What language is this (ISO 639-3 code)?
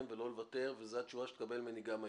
heb